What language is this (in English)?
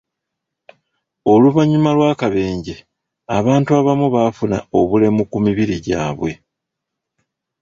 Ganda